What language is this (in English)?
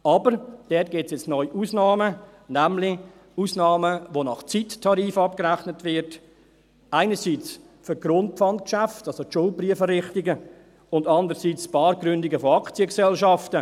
Swiss German